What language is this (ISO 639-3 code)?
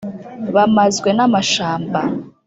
kin